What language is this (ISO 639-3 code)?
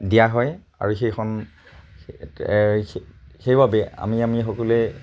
asm